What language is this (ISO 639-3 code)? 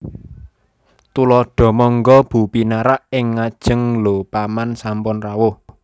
jav